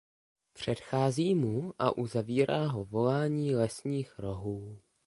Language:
Czech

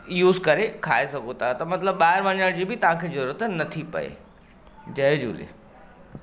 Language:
Sindhi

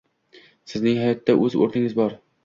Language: Uzbek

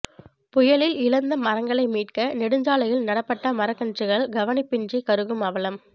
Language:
Tamil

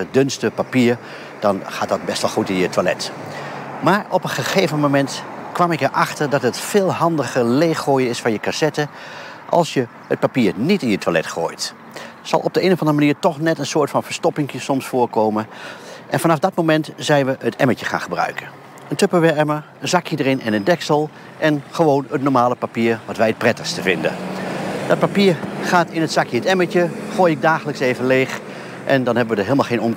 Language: Dutch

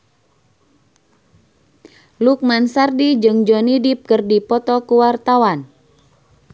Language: Sundanese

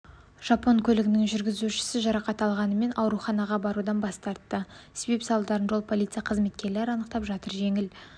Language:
Kazakh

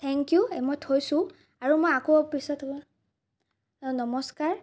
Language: Assamese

